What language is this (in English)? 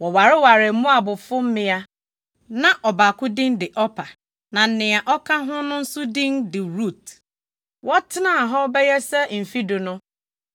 Akan